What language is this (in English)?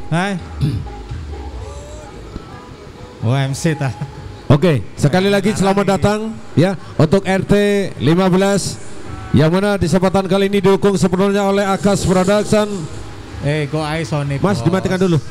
Indonesian